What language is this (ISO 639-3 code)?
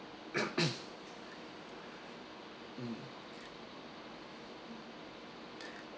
eng